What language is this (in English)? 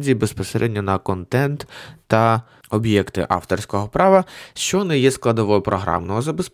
Ukrainian